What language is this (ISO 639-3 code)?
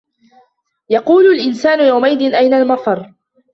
ara